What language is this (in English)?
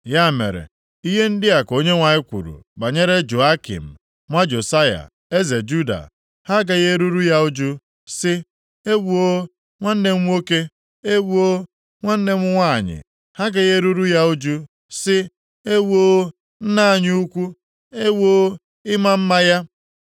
Igbo